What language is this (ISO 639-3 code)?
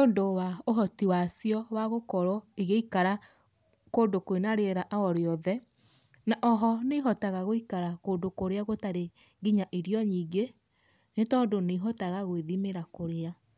kik